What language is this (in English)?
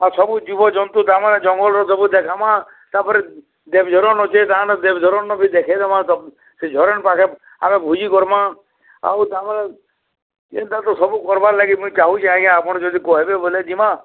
Odia